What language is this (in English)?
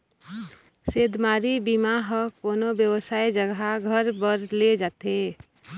Chhattisgarhi